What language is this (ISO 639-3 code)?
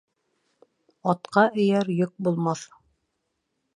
bak